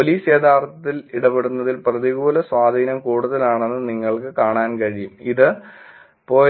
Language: Malayalam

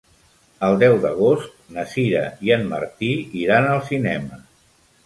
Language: Catalan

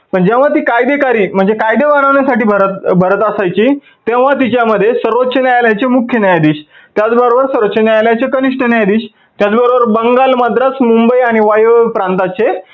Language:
Marathi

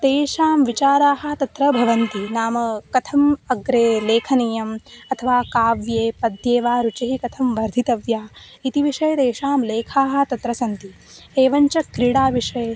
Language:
Sanskrit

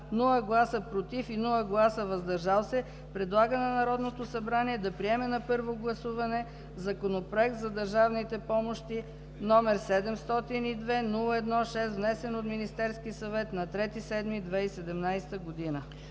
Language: Bulgarian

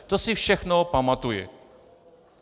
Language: Czech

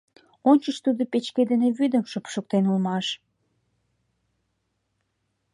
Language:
Mari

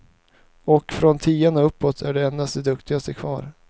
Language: Swedish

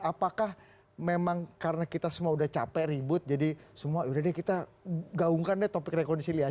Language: Indonesian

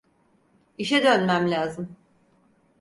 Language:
Turkish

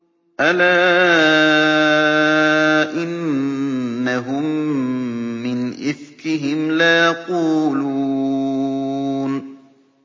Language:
Arabic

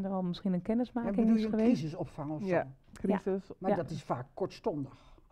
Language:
Dutch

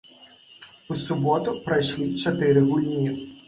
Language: Belarusian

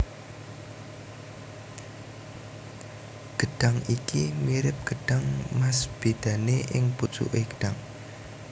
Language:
Javanese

